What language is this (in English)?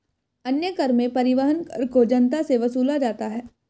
Hindi